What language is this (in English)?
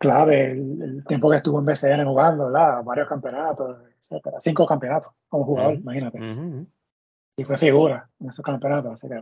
Spanish